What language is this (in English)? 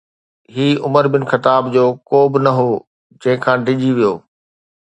Sindhi